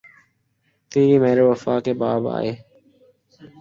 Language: Urdu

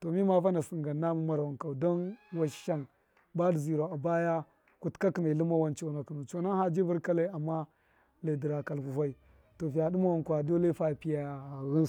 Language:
Miya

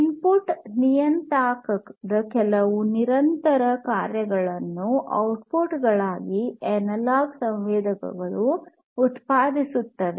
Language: Kannada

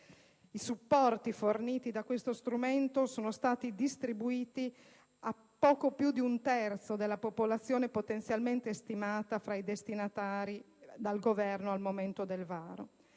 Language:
Italian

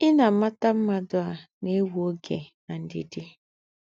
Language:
Igbo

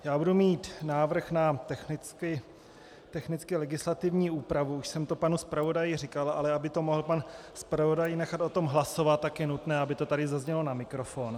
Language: Czech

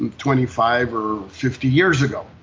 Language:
English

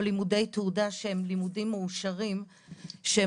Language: Hebrew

